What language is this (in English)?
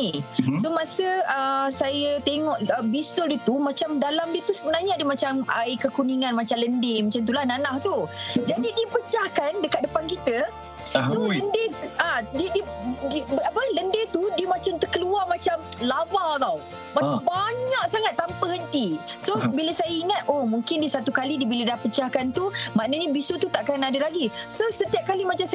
Malay